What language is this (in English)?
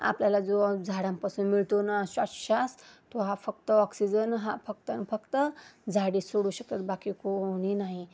Marathi